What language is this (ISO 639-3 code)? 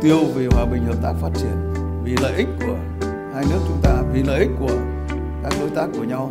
vie